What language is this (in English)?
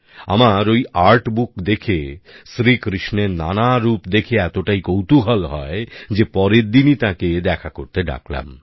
Bangla